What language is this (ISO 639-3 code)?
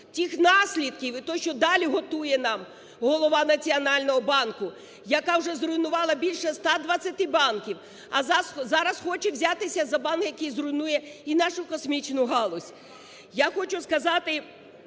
ukr